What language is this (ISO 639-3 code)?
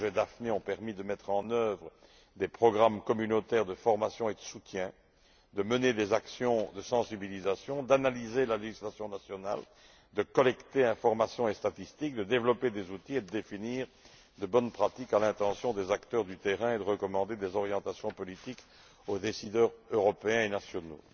fra